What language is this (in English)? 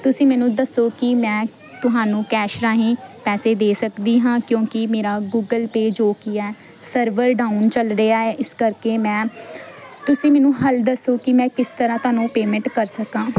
Punjabi